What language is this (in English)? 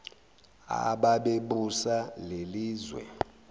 Zulu